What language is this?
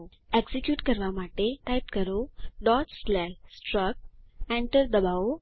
Gujarati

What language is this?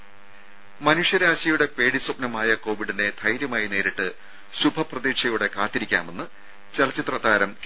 Malayalam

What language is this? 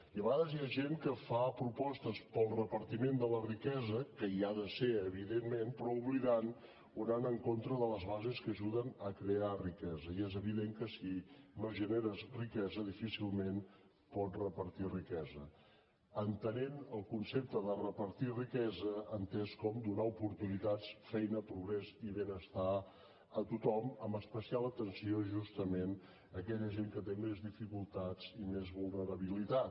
Catalan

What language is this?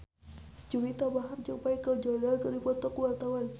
Sundanese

